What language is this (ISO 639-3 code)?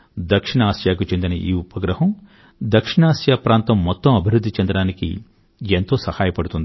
tel